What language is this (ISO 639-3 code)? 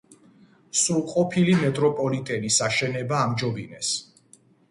kat